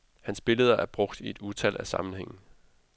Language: Danish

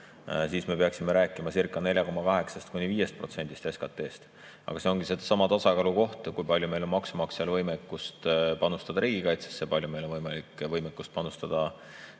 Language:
Estonian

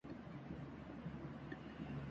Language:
Urdu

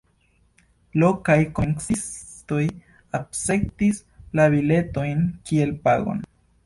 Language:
Esperanto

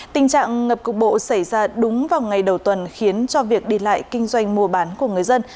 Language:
Vietnamese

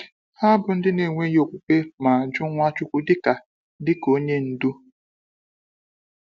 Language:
Igbo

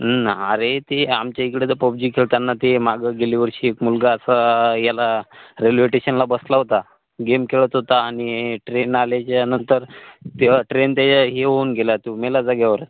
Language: Marathi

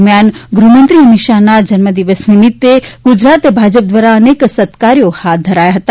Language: Gujarati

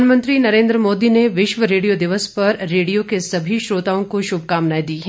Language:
Hindi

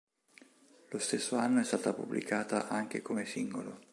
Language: Italian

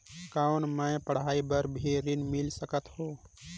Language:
Chhattisgarhi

